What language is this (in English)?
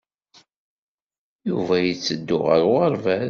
Kabyle